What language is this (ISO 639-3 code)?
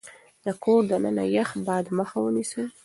pus